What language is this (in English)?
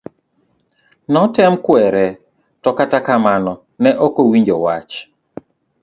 Luo (Kenya and Tanzania)